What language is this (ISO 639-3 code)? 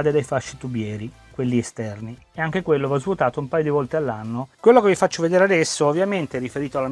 ita